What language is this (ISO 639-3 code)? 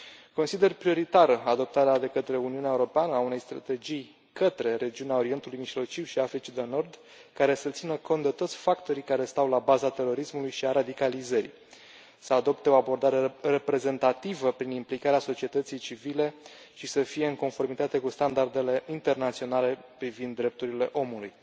ron